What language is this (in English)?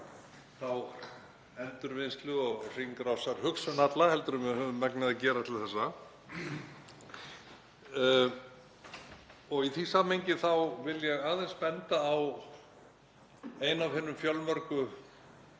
Icelandic